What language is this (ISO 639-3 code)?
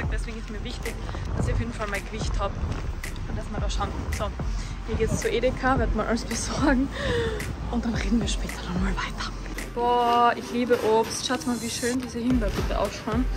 deu